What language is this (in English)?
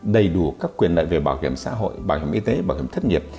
Vietnamese